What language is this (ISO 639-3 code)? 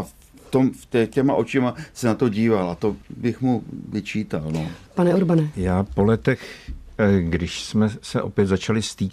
ces